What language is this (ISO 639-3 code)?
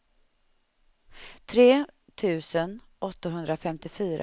swe